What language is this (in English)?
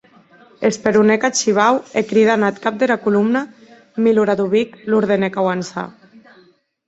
Occitan